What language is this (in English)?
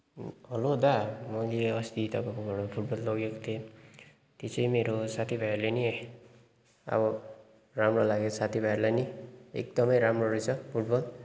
Nepali